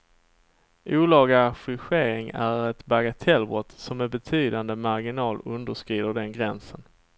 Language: Swedish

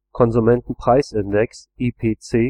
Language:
German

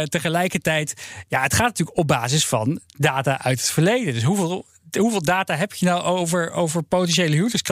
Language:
Dutch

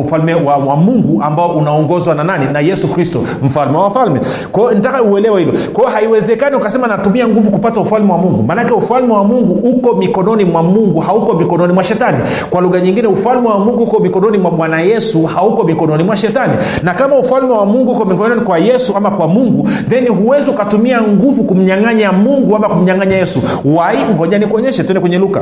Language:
Swahili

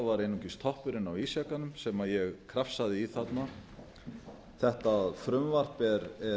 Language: Icelandic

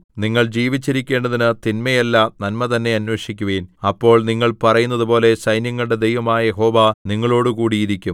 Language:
Malayalam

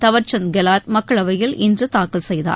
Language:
Tamil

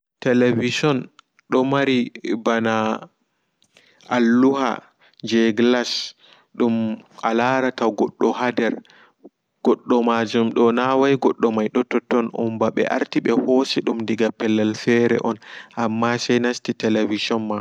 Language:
Fula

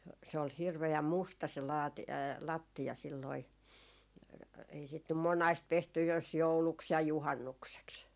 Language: Finnish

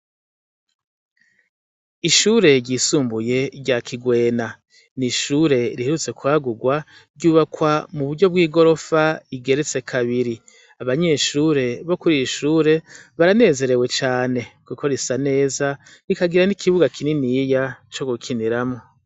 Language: Rundi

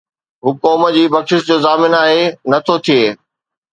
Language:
Sindhi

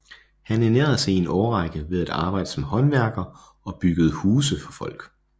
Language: Danish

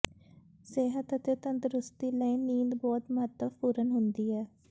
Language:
Punjabi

